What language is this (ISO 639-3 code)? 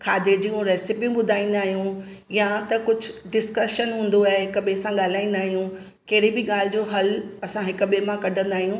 snd